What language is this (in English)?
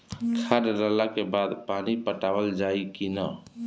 Bhojpuri